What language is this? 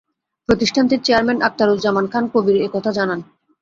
Bangla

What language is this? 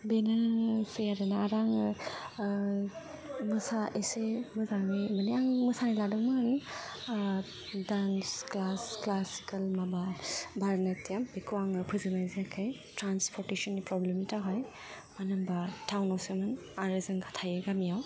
Bodo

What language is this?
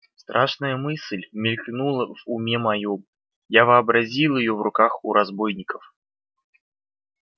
Russian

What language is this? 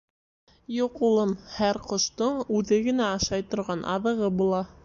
Bashkir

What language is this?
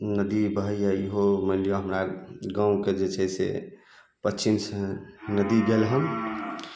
Maithili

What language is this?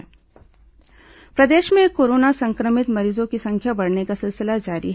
Hindi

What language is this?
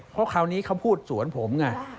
Thai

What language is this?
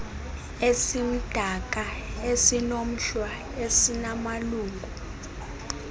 Xhosa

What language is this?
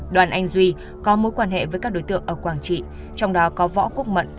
Vietnamese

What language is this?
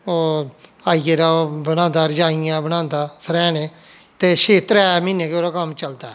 Dogri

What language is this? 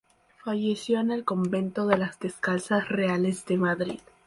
Spanish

